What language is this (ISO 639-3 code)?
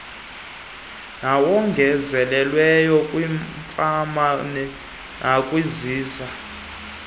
xho